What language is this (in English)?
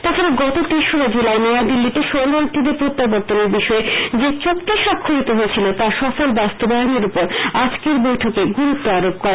Bangla